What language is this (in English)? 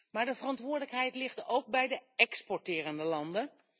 Dutch